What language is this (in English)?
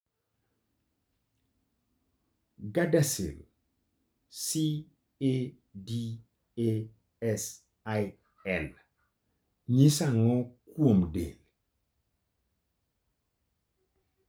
Luo (Kenya and Tanzania)